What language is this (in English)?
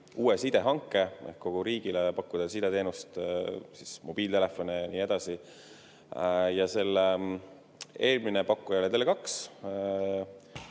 Estonian